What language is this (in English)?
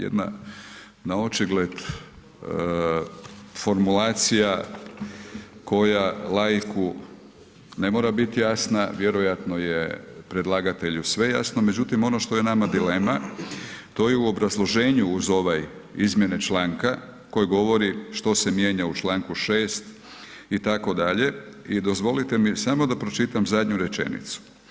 Croatian